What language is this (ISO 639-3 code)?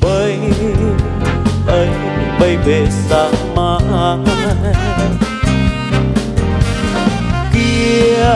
vie